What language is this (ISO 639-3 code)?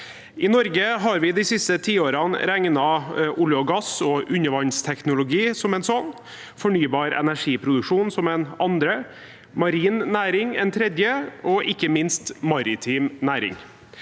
nor